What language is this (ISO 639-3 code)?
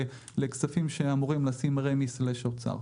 heb